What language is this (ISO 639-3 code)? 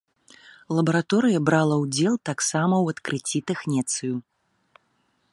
bel